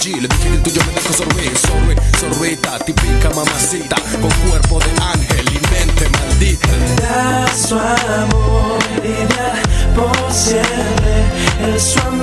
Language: Romanian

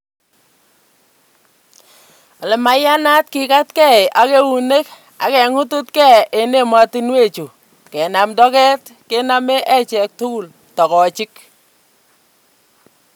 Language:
Kalenjin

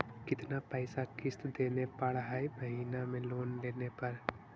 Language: Magahi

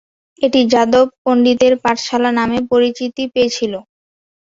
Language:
Bangla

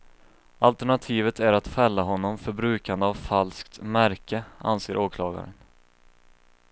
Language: Swedish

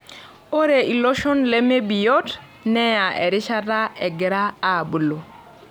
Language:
Masai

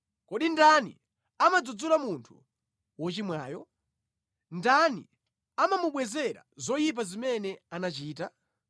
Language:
Nyanja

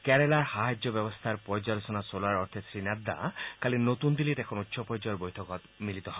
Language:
Assamese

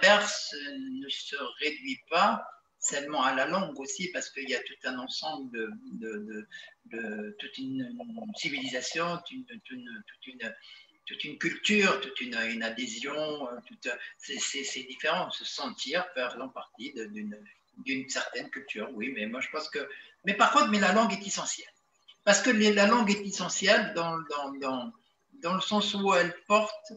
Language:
French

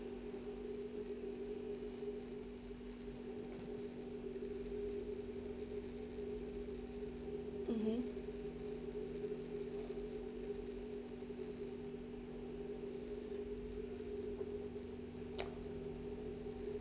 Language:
English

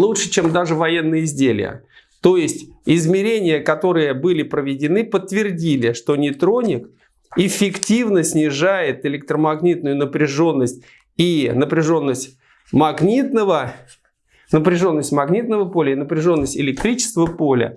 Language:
Russian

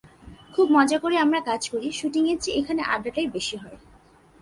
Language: Bangla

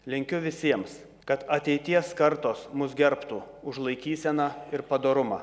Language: Lithuanian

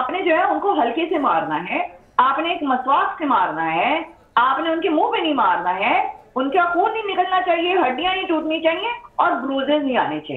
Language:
Hindi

